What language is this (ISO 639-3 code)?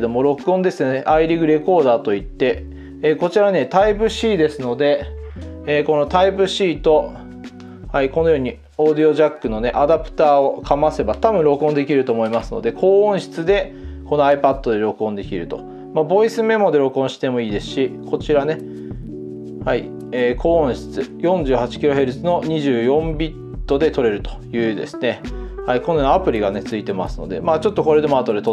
jpn